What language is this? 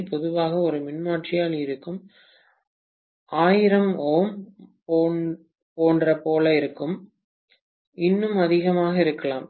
Tamil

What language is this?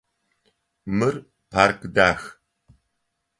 Adyghe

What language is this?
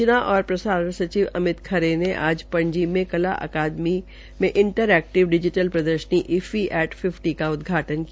Hindi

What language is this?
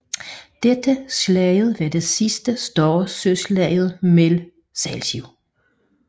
Danish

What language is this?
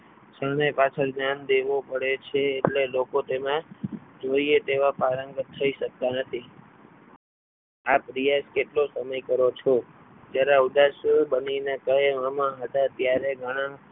Gujarati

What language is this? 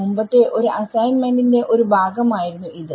Malayalam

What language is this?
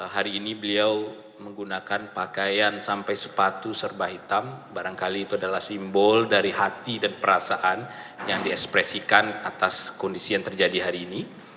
Indonesian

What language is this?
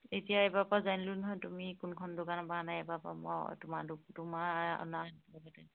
Assamese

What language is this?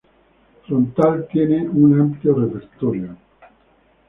Spanish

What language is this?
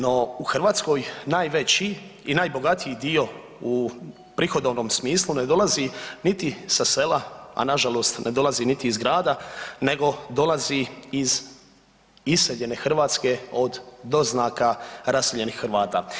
Croatian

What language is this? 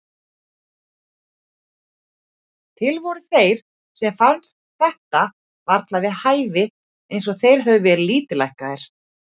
Icelandic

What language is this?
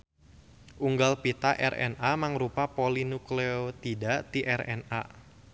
Sundanese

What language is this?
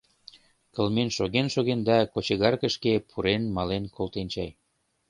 Mari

